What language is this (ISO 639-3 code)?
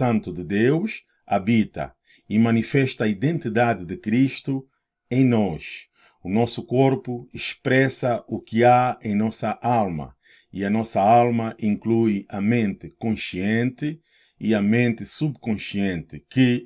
por